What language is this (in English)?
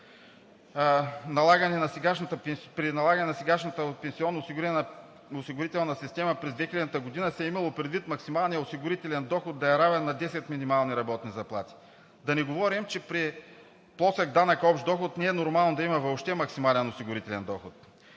Bulgarian